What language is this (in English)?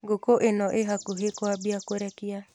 Kikuyu